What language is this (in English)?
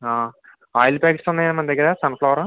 Telugu